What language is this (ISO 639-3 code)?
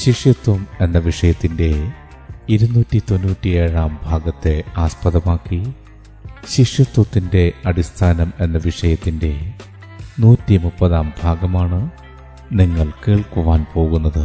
mal